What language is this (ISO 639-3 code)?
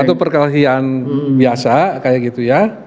ind